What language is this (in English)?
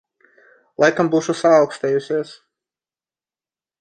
Latvian